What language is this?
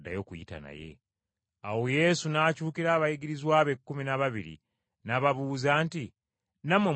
Ganda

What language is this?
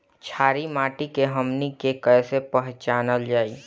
Bhojpuri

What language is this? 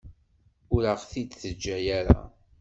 Kabyle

